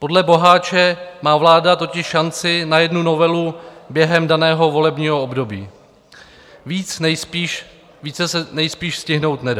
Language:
Czech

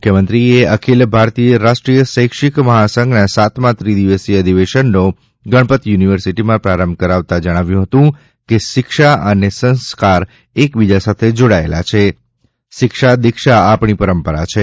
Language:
Gujarati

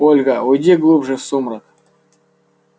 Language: Russian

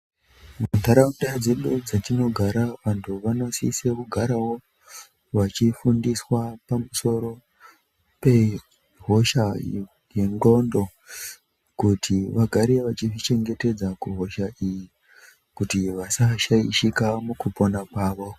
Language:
Ndau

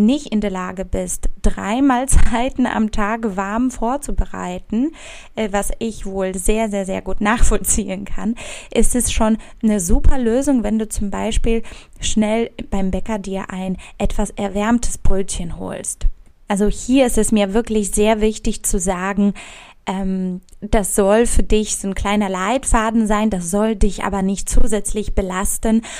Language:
German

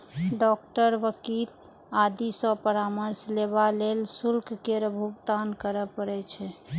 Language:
Maithili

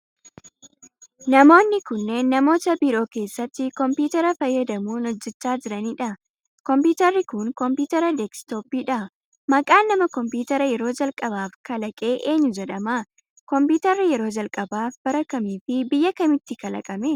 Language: Oromo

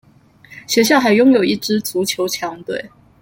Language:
Chinese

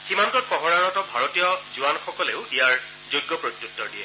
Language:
Assamese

